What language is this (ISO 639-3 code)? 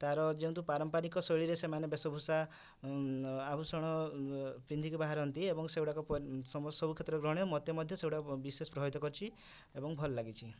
ori